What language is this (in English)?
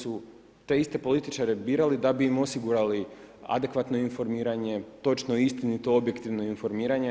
Croatian